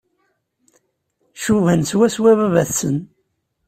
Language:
Kabyle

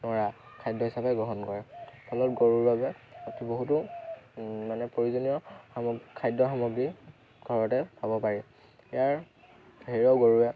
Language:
Assamese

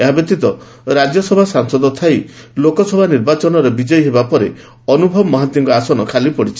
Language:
Odia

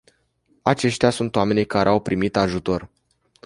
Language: Romanian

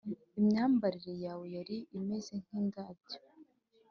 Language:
Kinyarwanda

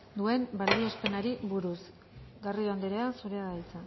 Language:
Basque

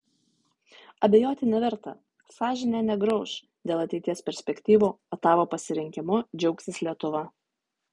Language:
Lithuanian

